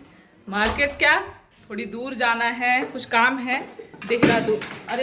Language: Hindi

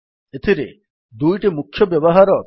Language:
Odia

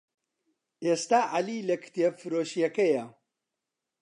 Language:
Central Kurdish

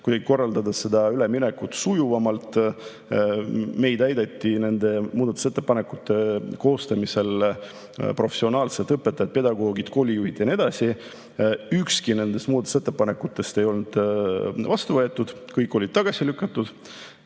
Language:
Estonian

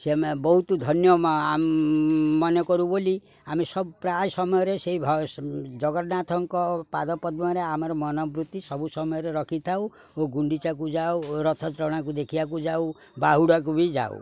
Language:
Odia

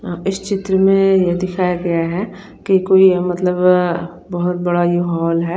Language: Hindi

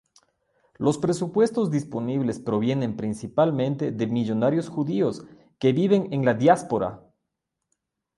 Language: Spanish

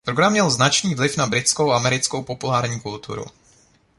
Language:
Czech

